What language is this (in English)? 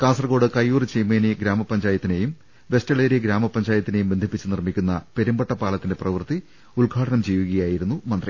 Malayalam